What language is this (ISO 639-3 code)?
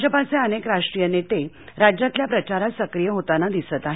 mar